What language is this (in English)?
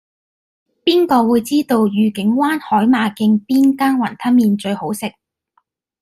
Cantonese